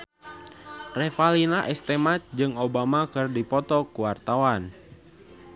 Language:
Sundanese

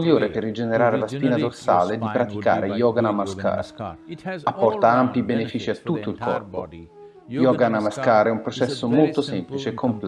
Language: Italian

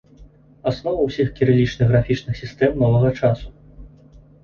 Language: Belarusian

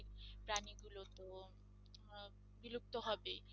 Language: Bangla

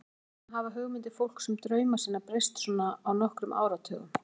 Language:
Icelandic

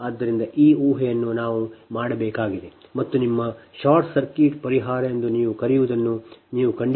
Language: Kannada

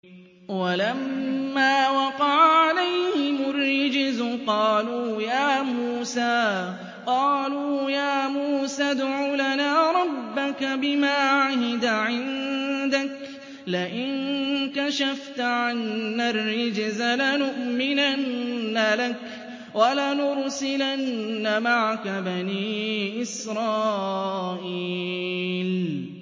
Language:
Arabic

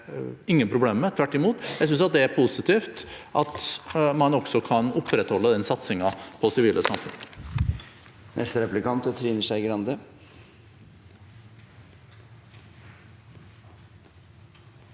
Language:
Norwegian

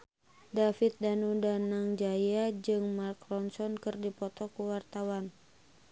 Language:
Sundanese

